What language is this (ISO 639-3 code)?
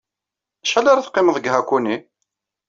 kab